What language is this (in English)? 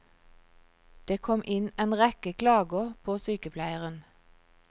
Norwegian